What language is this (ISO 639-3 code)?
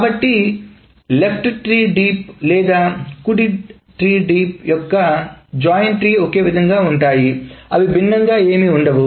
tel